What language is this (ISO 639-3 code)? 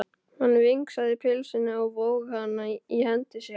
isl